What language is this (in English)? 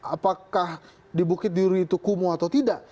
Indonesian